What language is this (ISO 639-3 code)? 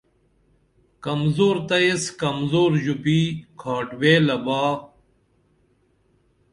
dml